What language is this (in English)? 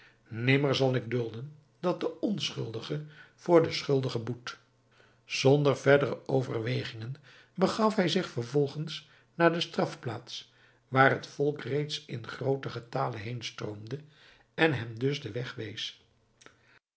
Dutch